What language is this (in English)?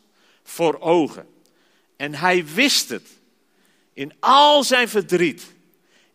Dutch